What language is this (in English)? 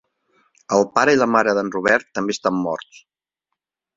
Catalan